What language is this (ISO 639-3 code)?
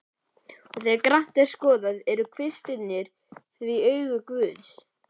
isl